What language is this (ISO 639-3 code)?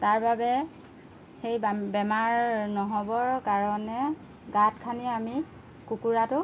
asm